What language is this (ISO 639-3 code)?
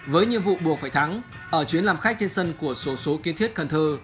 vie